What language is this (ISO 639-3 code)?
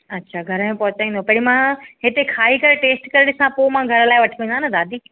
snd